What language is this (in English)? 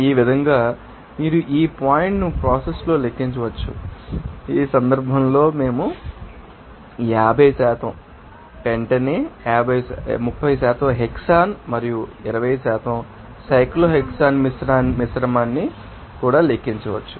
Telugu